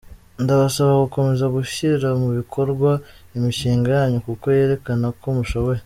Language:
Kinyarwanda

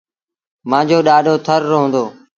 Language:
Sindhi Bhil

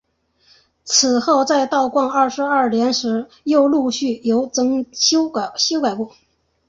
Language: Chinese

